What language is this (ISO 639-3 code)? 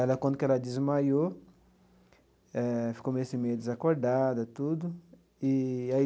por